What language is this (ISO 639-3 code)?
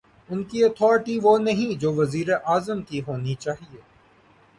urd